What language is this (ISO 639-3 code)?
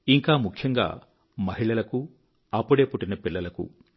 tel